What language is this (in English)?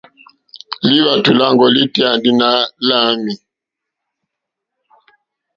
Mokpwe